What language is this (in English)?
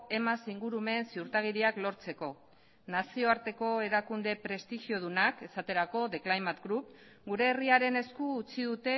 Basque